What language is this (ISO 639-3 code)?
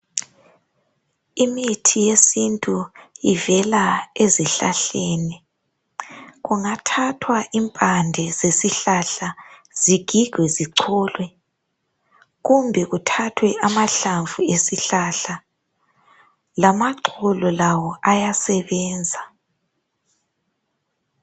nde